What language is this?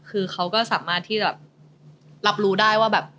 Thai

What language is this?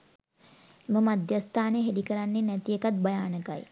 Sinhala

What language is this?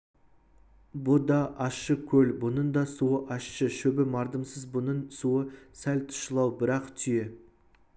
Kazakh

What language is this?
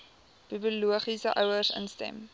Afrikaans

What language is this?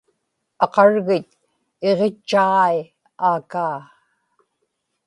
Inupiaq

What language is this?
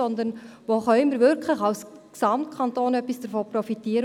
Swiss German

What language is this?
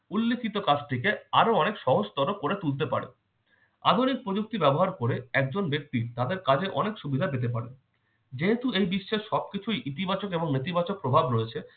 Bangla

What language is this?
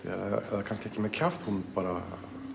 Icelandic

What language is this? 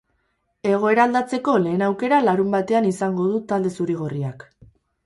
Basque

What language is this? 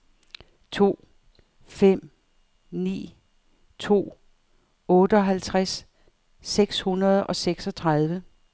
Danish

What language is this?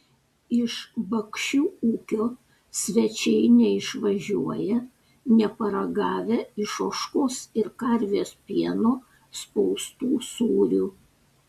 Lithuanian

